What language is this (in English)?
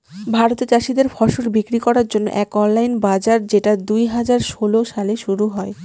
Bangla